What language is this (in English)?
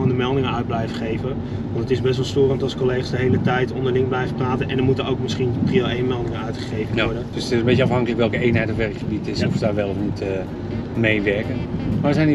Dutch